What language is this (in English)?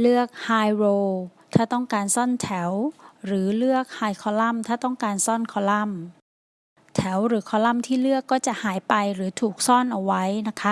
Thai